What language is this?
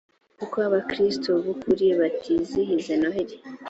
Kinyarwanda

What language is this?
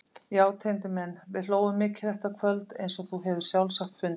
Icelandic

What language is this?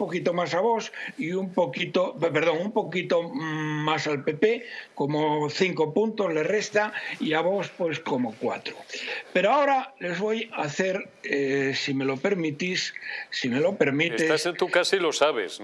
Spanish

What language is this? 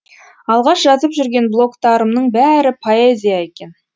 Kazakh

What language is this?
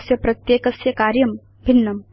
Sanskrit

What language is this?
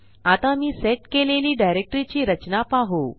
Marathi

